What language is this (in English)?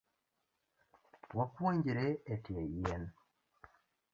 Luo (Kenya and Tanzania)